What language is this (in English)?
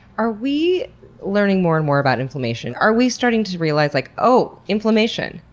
English